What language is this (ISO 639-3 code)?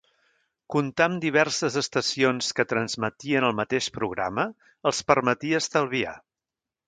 cat